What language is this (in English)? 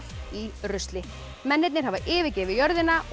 Icelandic